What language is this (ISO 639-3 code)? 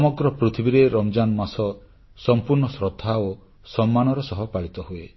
ori